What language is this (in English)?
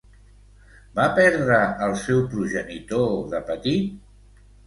Catalan